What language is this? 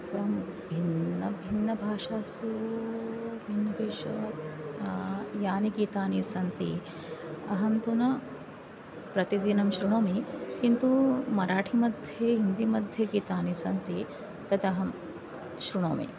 Sanskrit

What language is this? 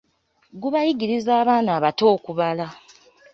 Ganda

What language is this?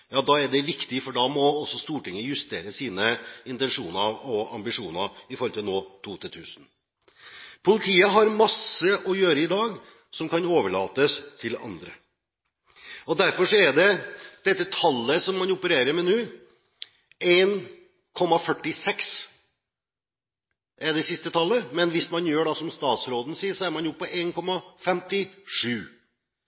Norwegian Bokmål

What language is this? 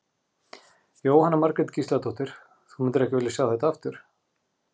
Icelandic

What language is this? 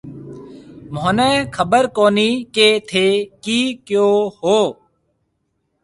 Marwari (Pakistan)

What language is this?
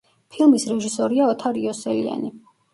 Georgian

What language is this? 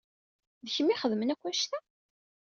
Kabyle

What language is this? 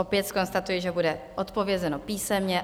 Czech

